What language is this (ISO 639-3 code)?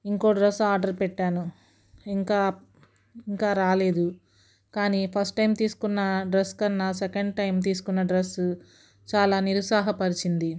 tel